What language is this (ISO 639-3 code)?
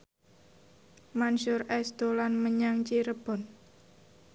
jav